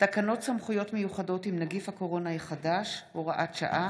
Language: Hebrew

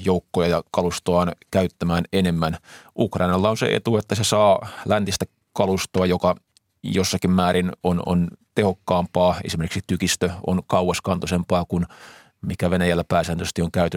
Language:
Finnish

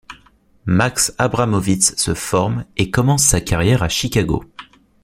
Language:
French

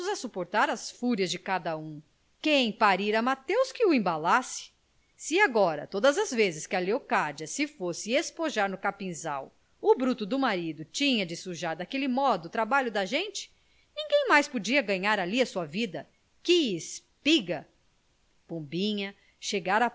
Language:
Portuguese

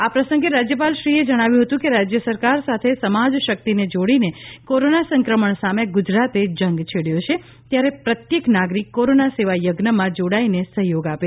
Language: Gujarati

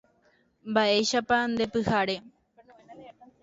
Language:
Guarani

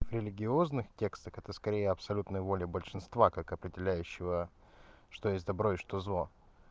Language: Russian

